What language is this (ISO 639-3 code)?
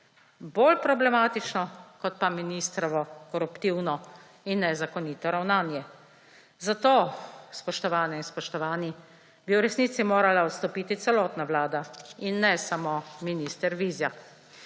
slv